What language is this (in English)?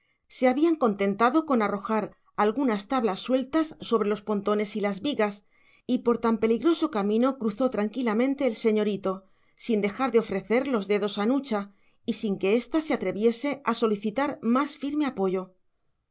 Spanish